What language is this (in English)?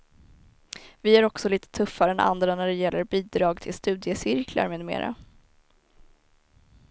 Swedish